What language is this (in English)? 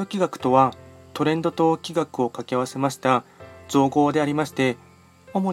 Japanese